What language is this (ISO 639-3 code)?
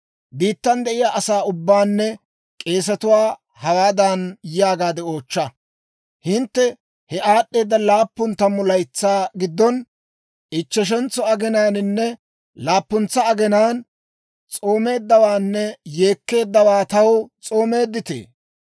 dwr